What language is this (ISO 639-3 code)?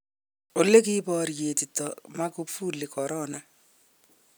kln